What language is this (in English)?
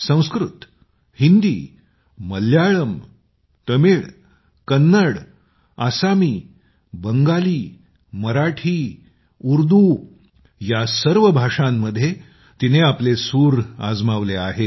Marathi